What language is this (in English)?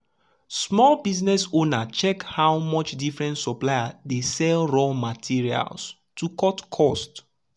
Nigerian Pidgin